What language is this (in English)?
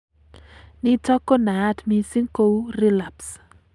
Kalenjin